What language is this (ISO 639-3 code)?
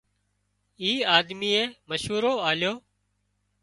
kxp